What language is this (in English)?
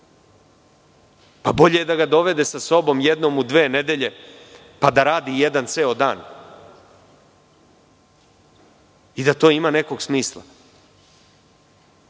Serbian